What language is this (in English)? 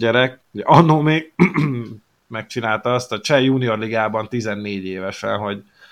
Hungarian